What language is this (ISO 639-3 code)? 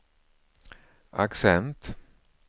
swe